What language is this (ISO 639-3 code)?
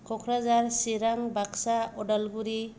brx